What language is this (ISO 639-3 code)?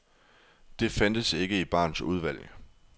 dan